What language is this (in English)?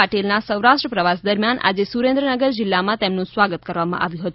Gujarati